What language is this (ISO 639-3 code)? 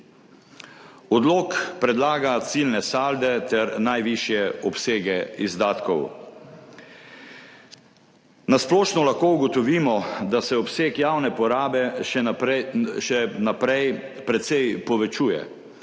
slv